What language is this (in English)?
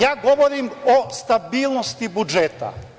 Serbian